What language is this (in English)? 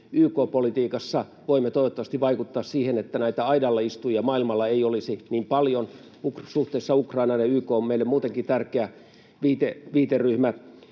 Finnish